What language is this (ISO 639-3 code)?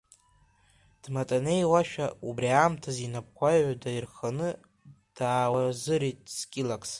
abk